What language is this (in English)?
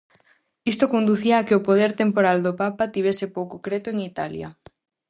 Galician